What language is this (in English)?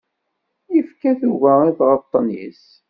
Kabyle